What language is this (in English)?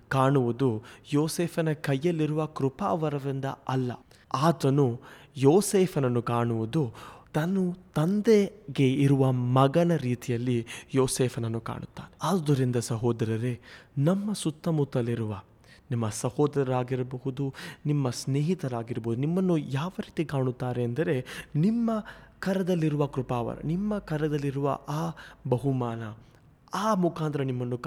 Kannada